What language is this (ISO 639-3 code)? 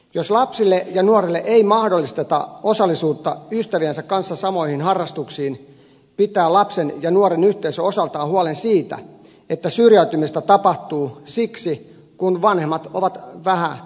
fin